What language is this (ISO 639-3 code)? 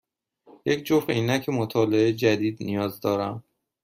fas